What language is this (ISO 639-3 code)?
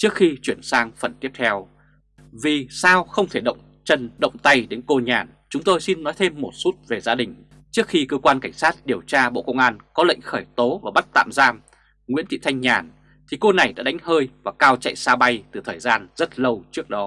vie